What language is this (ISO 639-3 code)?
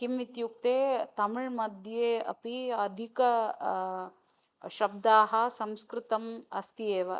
san